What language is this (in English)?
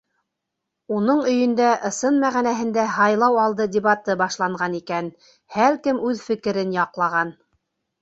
Bashkir